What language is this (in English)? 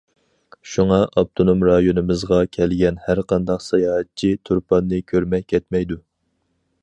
Uyghur